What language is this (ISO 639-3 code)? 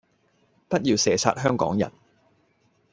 yue